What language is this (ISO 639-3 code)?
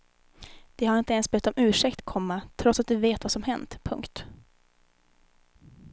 swe